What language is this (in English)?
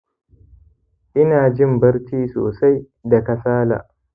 Hausa